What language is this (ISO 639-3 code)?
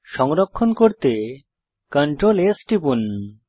ben